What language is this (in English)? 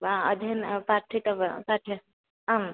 Sanskrit